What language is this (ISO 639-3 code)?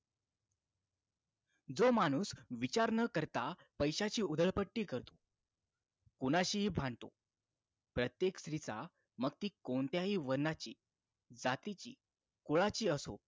mar